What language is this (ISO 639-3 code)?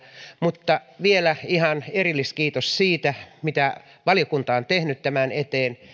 fin